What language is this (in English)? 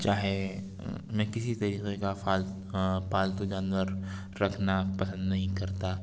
Urdu